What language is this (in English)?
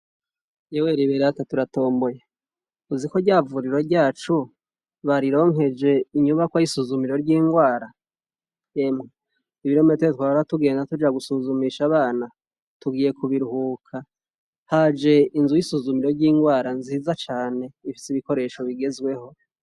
Rundi